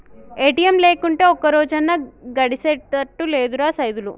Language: Telugu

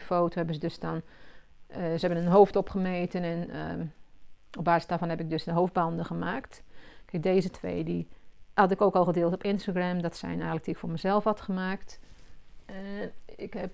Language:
Dutch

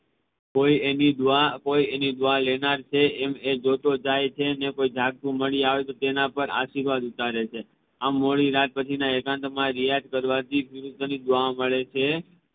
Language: Gujarati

